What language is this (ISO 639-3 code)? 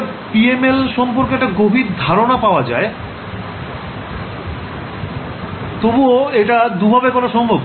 ben